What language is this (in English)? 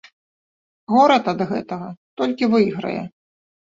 Belarusian